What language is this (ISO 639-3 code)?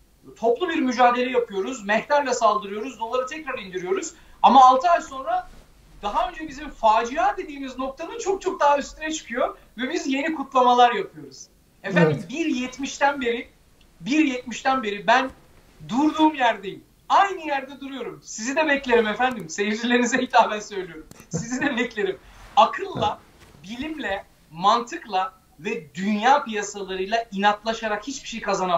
tur